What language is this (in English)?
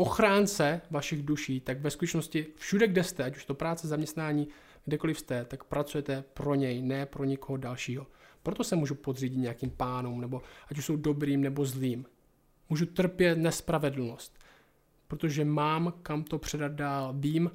Czech